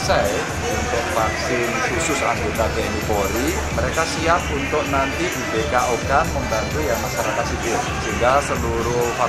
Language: Indonesian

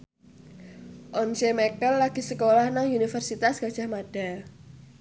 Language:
Javanese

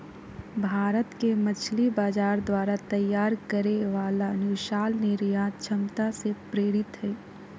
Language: Magahi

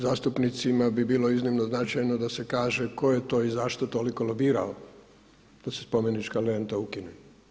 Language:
Croatian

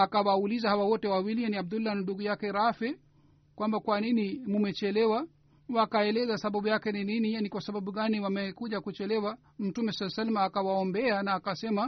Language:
Swahili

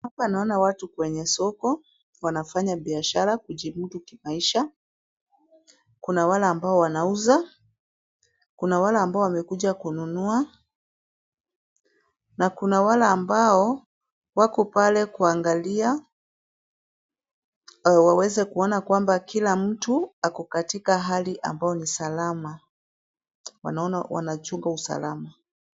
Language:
Swahili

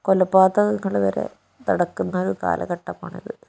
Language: Malayalam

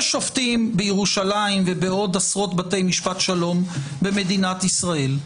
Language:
Hebrew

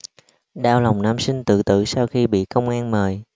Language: Vietnamese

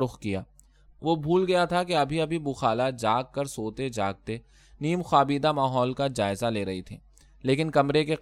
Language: Urdu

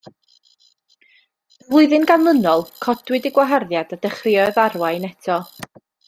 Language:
Welsh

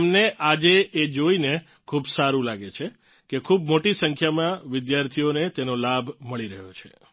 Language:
Gujarati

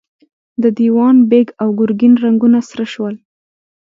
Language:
Pashto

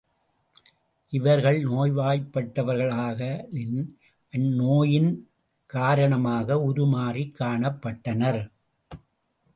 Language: Tamil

